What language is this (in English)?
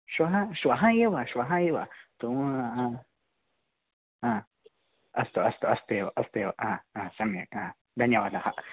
Sanskrit